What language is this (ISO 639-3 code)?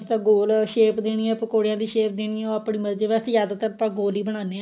pan